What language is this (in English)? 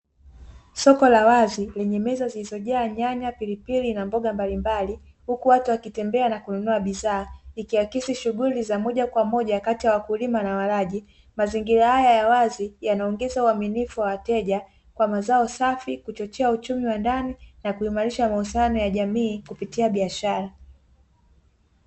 Swahili